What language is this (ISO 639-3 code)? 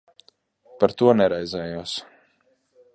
lav